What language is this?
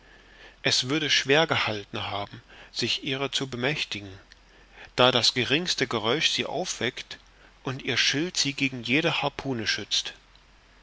German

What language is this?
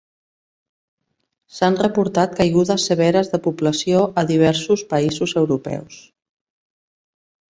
Catalan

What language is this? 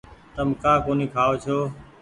Goaria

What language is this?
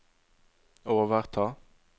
Norwegian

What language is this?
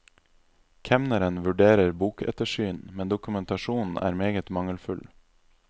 Norwegian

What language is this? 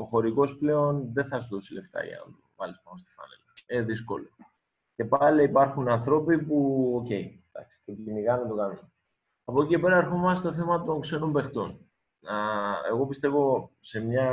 Greek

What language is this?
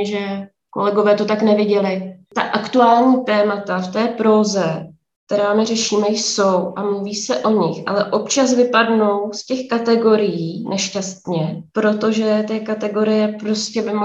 Czech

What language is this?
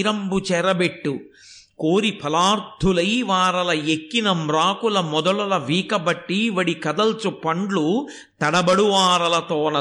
Telugu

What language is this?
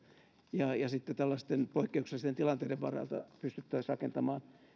Finnish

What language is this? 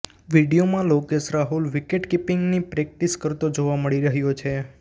Gujarati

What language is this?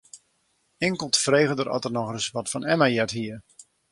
Western Frisian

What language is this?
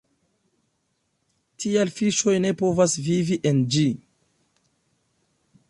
Esperanto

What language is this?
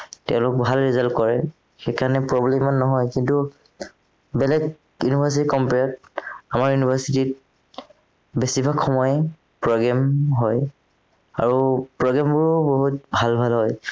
Assamese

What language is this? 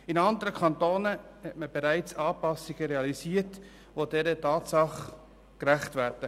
Swiss German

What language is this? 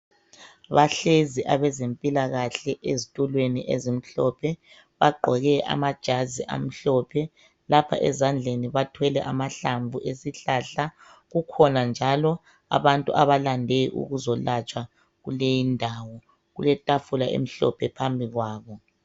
North Ndebele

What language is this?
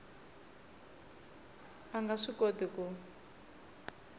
Tsonga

